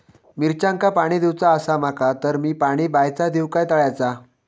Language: Marathi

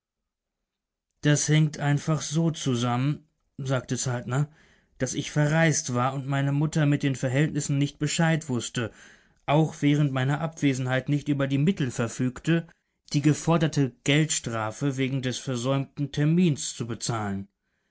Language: German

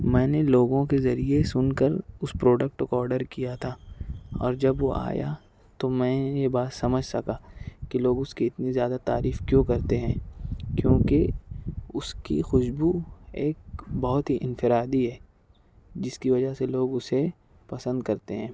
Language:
Urdu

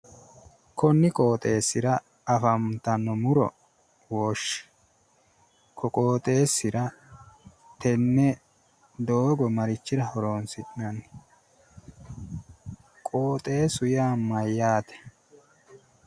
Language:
Sidamo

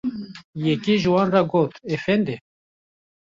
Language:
Kurdish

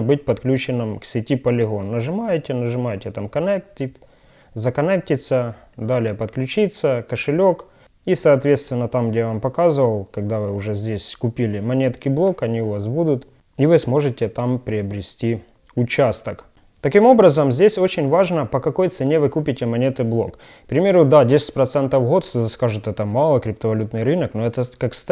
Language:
Russian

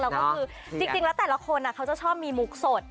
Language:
Thai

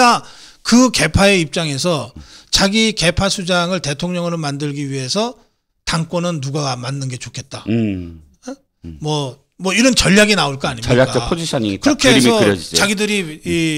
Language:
Korean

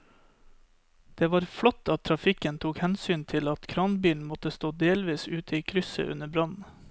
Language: Norwegian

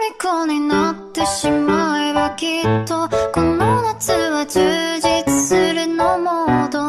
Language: Korean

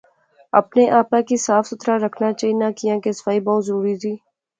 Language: Pahari-Potwari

